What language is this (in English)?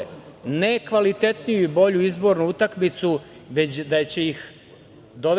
Serbian